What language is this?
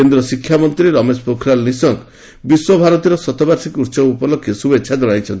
Odia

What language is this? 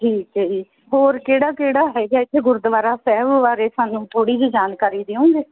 Punjabi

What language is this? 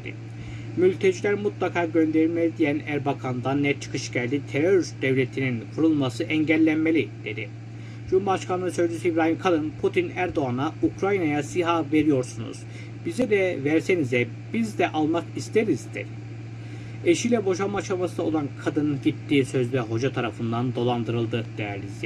Turkish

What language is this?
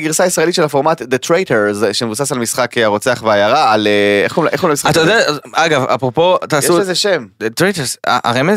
Hebrew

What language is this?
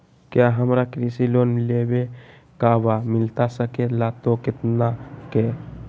Magahi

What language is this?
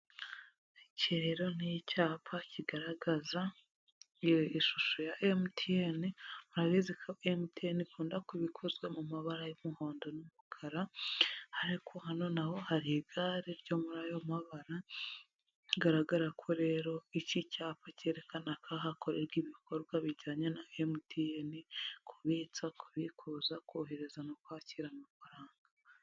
Kinyarwanda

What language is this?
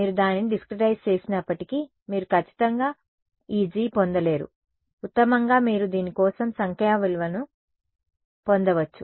Telugu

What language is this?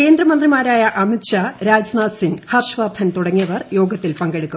Malayalam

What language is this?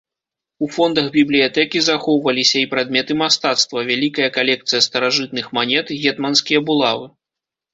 Belarusian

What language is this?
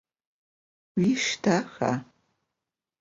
Adyghe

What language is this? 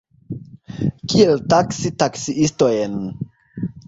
Esperanto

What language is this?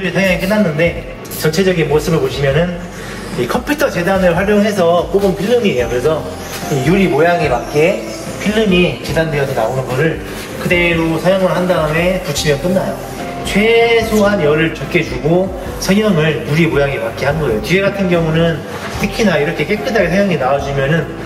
Korean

